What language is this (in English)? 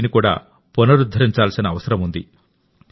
Telugu